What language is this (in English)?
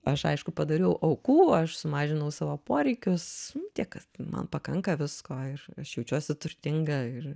Lithuanian